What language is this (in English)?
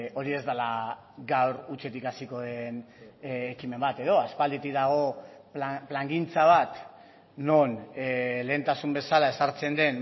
Basque